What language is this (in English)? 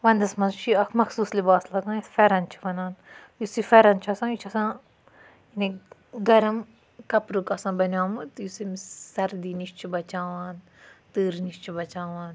Kashmiri